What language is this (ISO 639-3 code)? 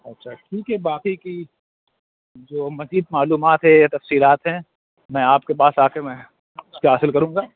urd